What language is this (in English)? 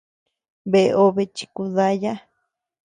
Tepeuxila Cuicatec